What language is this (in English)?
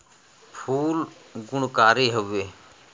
Bhojpuri